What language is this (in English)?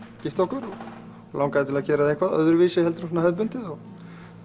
Icelandic